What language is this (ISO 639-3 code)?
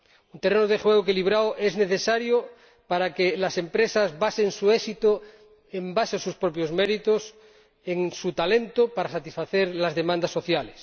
spa